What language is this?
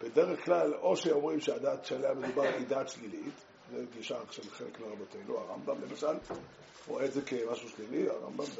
Hebrew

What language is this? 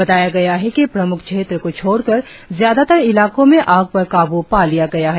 Hindi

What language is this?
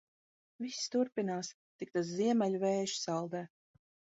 Latvian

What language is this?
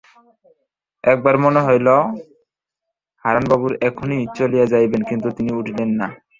Bangla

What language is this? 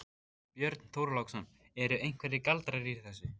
Icelandic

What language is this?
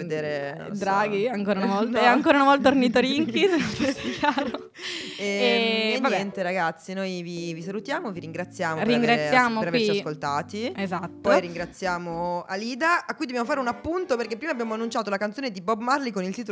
Italian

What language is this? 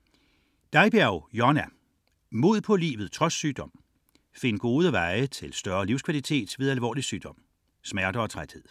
Danish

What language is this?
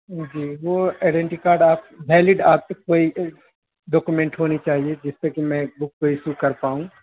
Urdu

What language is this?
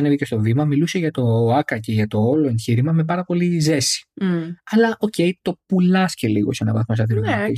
Greek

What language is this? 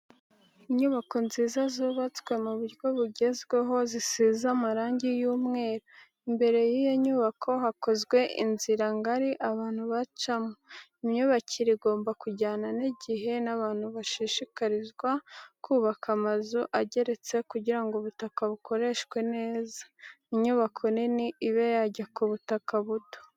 Kinyarwanda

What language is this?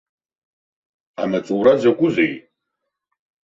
Abkhazian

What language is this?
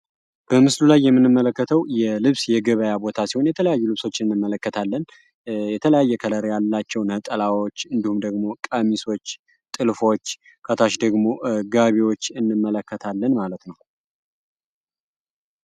Amharic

